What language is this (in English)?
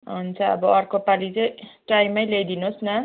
Nepali